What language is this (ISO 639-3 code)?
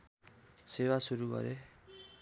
nep